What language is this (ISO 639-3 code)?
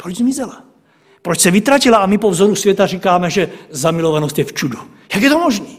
ces